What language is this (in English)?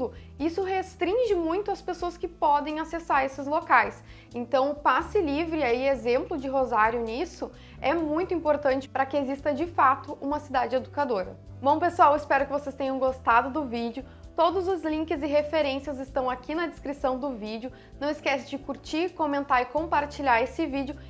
Portuguese